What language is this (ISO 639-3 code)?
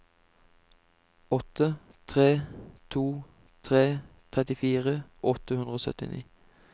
nor